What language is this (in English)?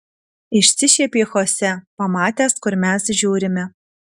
Lithuanian